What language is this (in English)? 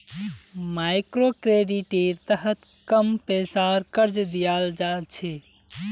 Magahi